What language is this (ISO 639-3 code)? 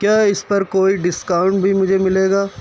urd